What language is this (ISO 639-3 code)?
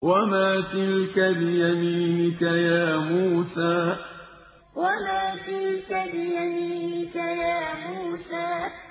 ara